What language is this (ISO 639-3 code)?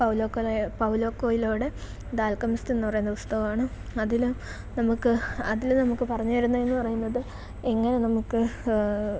mal